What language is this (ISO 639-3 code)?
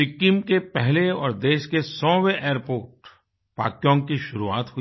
hin